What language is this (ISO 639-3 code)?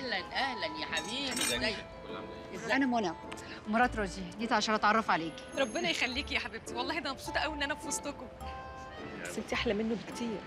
ara